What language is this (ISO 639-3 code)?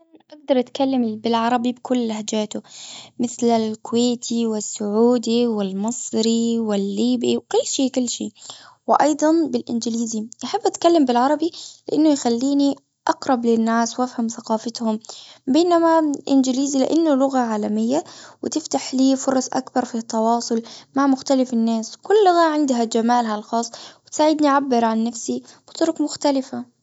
afb